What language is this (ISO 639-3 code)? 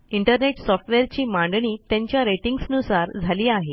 mar